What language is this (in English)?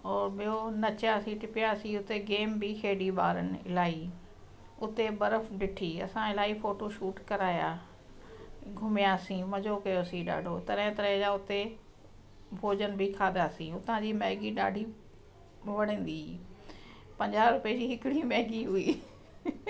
Sindhi